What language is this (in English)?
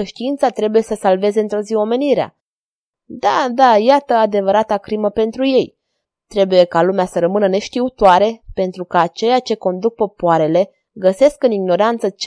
Romanian